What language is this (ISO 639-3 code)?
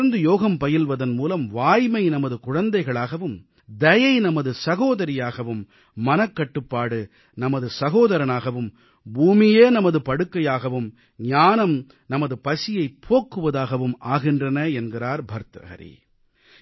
tam